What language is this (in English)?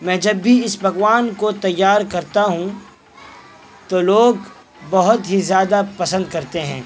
Urdu